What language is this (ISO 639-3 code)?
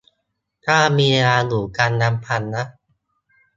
tha